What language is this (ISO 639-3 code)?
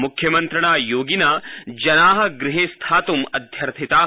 san